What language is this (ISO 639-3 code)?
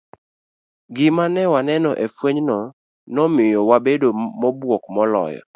luo